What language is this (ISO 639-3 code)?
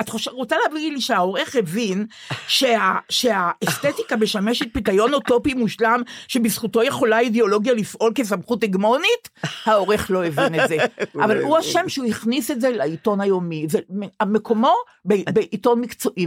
heb